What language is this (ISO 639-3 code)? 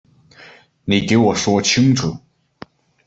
zho